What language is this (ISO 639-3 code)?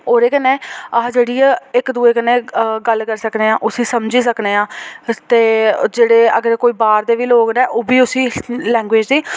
doi